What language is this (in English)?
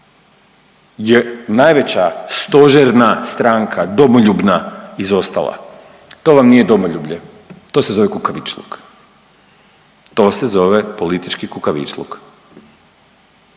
Croatian